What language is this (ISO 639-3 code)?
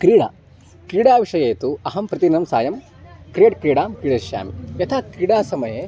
san